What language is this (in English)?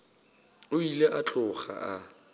Northern Sotho